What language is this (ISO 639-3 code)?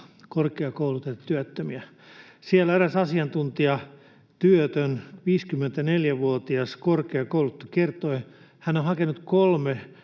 fin